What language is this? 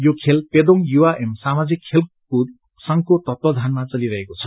Nepali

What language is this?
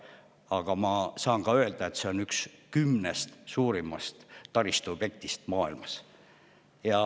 Estonian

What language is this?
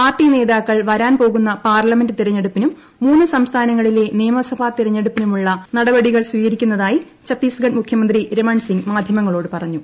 Malayalam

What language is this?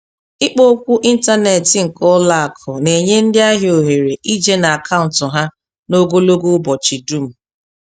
Igbo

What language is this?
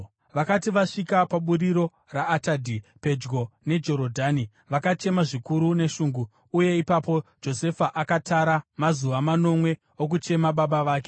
Shona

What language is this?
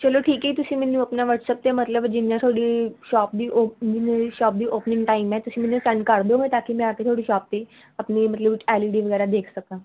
Punjabi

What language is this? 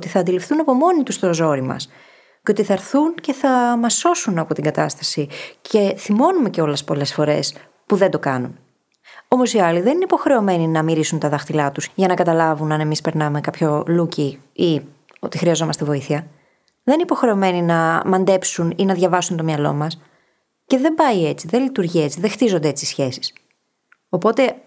Greek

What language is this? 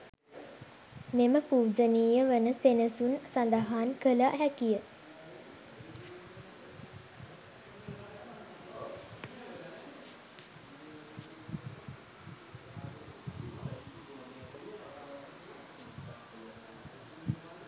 Sinhala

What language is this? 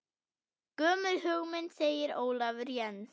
Icelandic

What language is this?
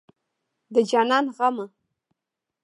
Pashto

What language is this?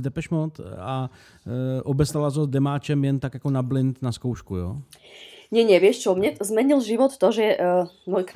Czech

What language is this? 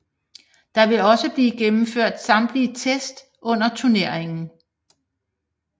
Danish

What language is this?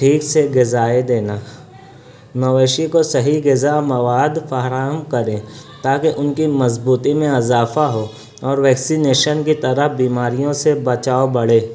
Urdu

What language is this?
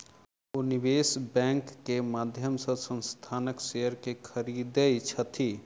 Maithili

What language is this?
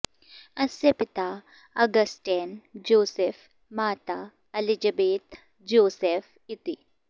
Sanskrit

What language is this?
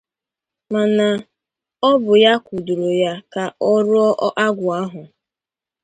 Igbo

